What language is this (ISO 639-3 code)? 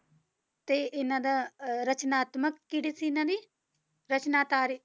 pan